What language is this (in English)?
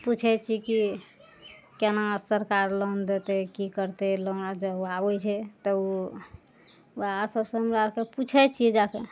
Maithili